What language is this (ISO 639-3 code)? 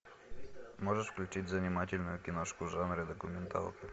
rus